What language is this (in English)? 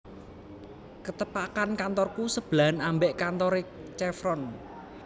Javanese